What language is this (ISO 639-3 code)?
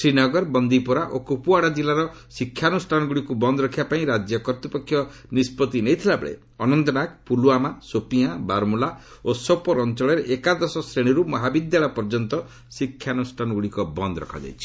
ori